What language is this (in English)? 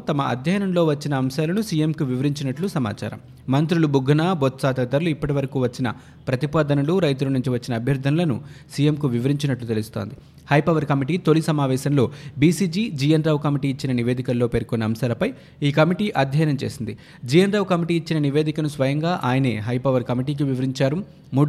Telugu